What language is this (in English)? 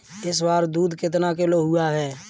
Hindi